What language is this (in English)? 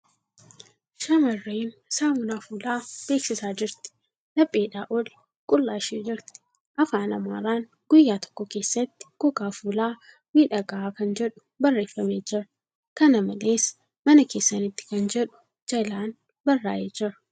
Oromo